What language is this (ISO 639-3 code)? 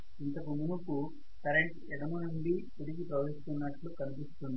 tel